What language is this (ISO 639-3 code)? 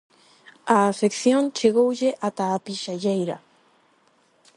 glg